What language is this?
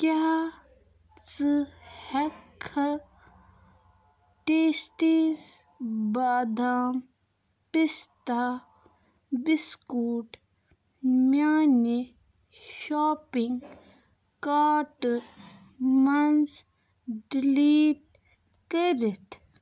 Kashmiri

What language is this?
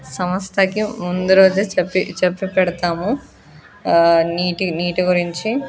Telugu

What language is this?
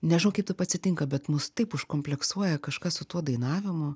Lithuanian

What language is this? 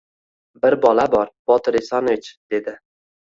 Uzbek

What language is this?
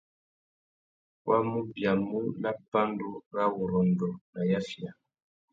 Tuki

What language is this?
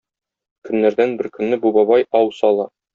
Tatar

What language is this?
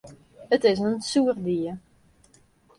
Western Frisian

